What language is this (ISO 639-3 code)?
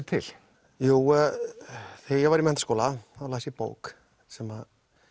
isl